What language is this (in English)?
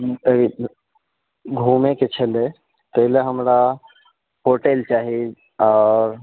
Maithili